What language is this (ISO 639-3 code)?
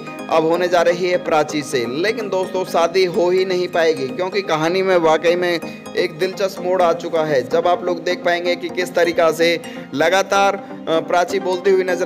hin